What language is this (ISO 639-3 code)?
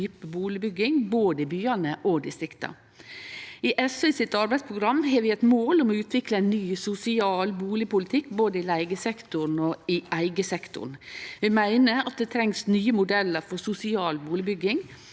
nor